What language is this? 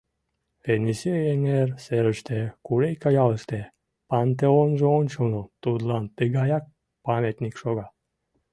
Mari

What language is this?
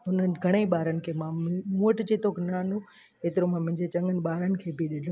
Sindhi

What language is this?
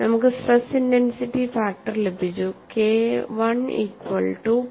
Malayalam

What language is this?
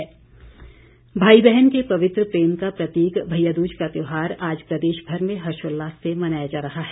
Hindi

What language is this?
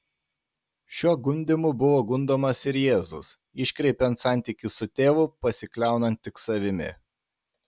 Lithuanian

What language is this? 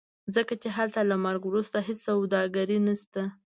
Pashto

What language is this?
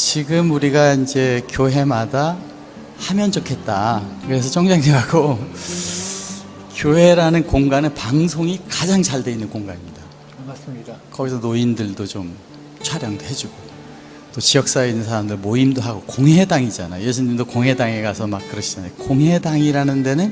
Korean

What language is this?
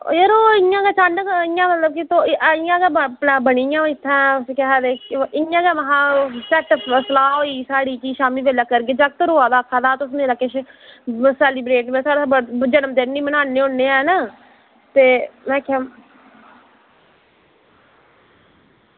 Dogri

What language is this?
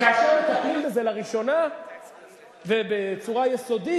Hebrew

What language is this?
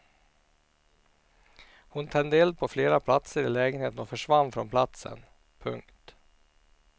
Swedish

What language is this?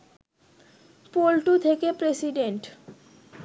Bangla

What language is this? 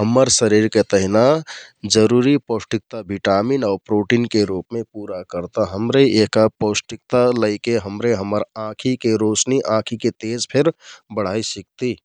Kathoriya Tharu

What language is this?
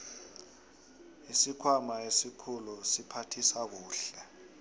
South Ndebele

